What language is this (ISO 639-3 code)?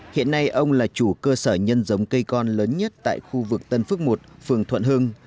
vie